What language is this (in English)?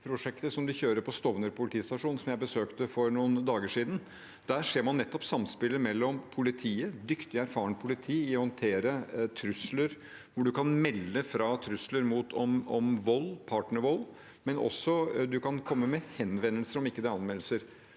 Norwegian